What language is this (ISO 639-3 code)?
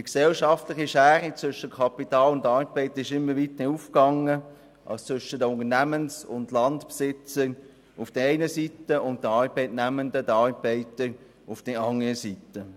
gsw